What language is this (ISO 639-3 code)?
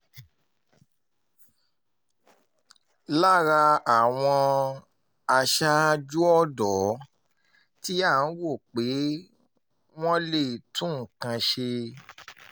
yor